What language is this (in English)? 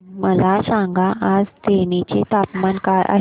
Marathi